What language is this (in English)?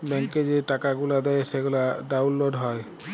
Bangla